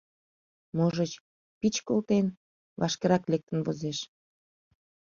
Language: Mari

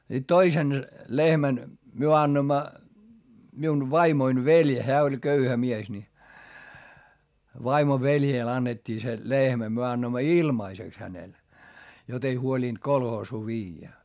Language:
Finnish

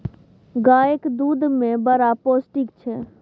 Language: Maithili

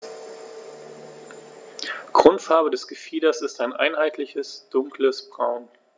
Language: German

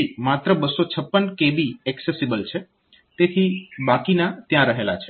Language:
Gujarati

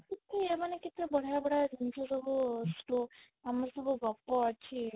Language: Odia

